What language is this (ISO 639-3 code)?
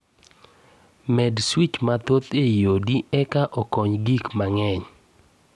luo